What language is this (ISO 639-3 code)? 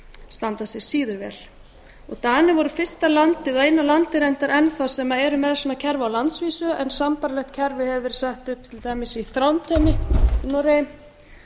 isl